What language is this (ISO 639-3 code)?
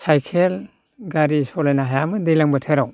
brx